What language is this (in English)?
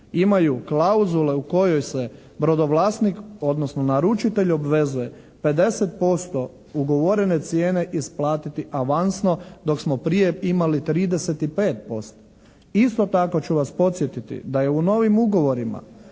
Croatian